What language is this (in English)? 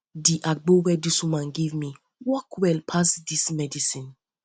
Nigerian Pidgin